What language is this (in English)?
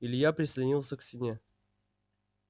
Russian